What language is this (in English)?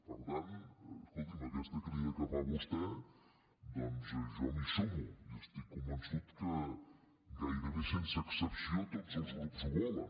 Catalan